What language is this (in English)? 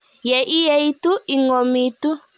Kalenjin